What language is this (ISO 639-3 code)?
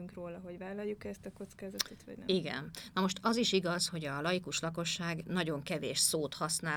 hun